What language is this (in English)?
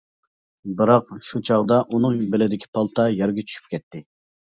Uyghur